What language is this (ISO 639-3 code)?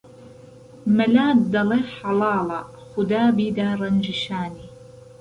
ckb